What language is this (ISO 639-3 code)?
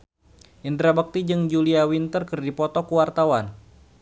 sun